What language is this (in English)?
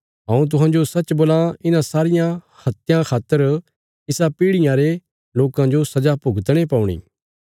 Bilaspuri